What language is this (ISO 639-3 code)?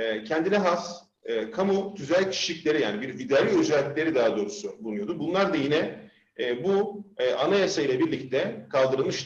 tur